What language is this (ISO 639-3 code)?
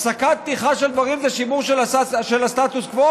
heb